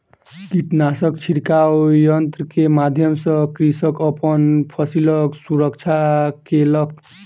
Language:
Maithili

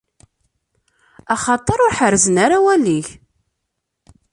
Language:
Kabyle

